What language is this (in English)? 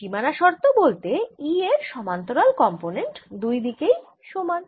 Bangla